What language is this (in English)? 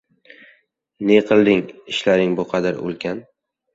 Uzbek